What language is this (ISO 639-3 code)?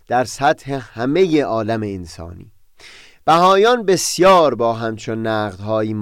fas